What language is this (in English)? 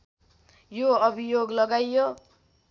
Nepali